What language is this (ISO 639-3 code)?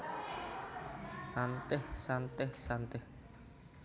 jav